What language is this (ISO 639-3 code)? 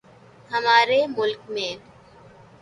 urd